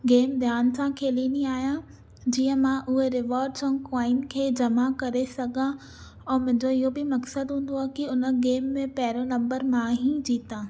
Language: Sindhi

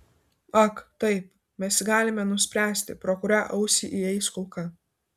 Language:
Lithuanian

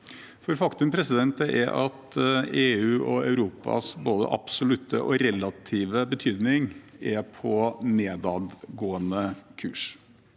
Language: Norwegian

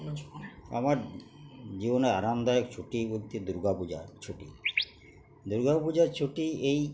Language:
Bangla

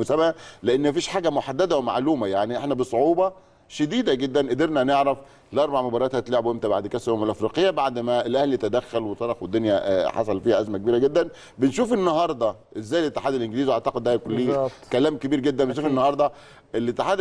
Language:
Arabic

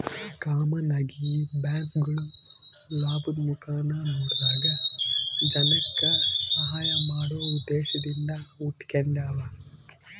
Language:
Kannada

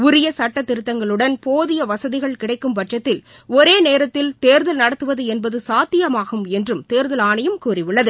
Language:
Tamil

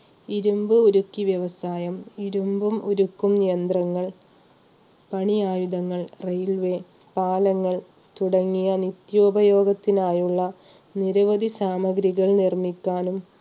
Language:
Malayalam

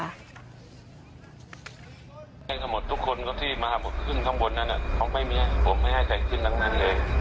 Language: Thai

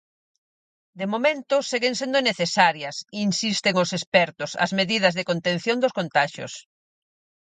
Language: Galician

